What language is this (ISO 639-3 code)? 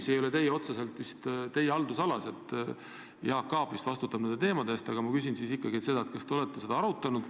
est